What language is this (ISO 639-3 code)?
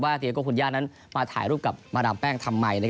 tha